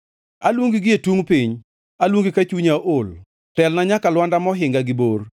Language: Luo (Kenya and Tanzania)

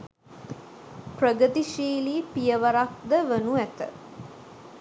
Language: Sinhala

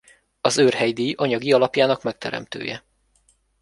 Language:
Hungarian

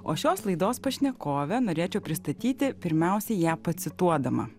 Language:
Lithuanian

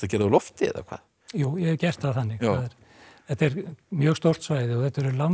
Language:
Icelandic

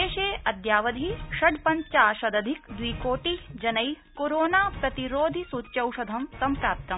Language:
Sanskrit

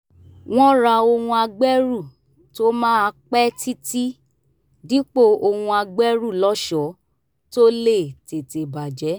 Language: Yoruba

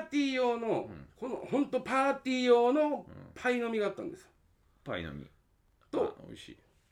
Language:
Japanese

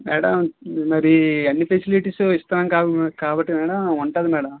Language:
Telugu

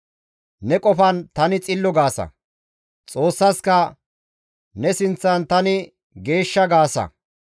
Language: Gamo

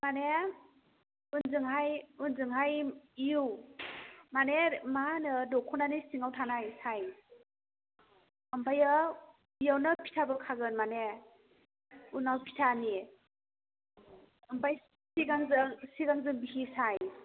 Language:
Bodo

